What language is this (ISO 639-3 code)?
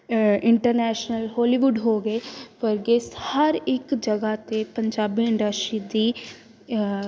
pan